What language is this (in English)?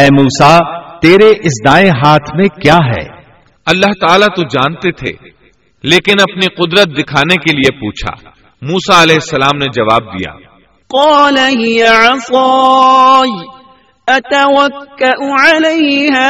Urdu